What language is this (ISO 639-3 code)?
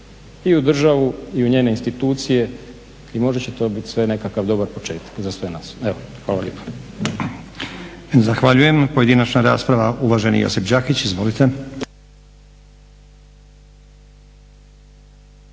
hrv